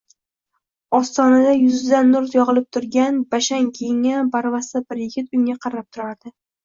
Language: Uzbek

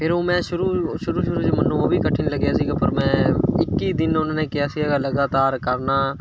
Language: Punjabi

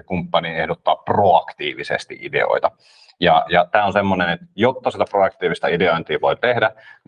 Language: Finnish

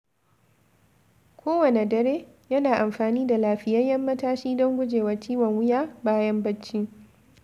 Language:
Hausa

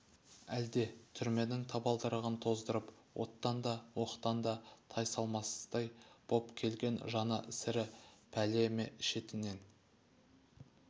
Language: Kazakh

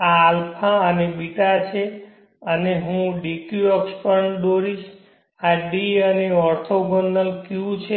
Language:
Gujarati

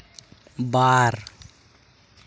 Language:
Santali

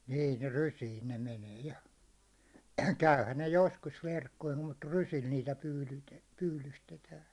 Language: Finnish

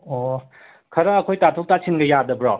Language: Manipuri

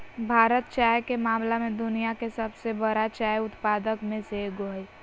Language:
Magahi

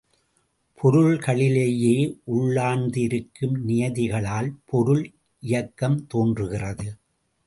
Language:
Tamil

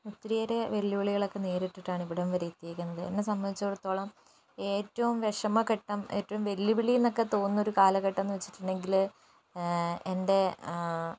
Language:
Malayalam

